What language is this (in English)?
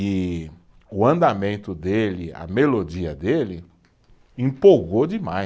Portuguese